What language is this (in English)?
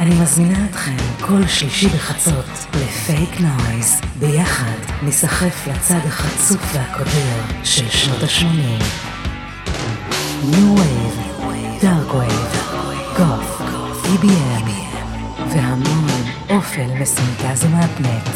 Hebrew